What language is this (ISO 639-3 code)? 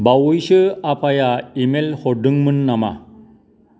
brx